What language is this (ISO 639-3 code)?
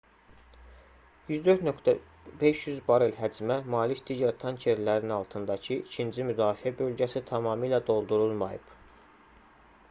aze